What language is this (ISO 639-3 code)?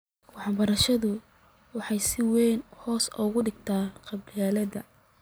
som